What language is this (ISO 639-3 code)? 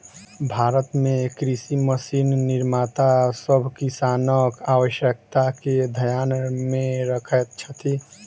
mai